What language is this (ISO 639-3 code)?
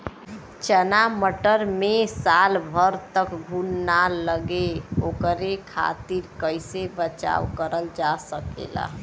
bho